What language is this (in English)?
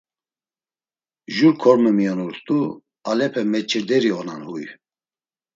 Laz